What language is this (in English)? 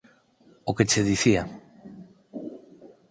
Galician